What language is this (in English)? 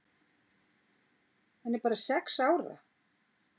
Icelandic